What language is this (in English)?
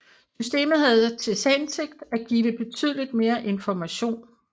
Danish